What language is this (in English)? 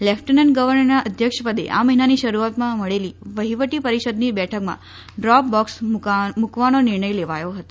Gujarati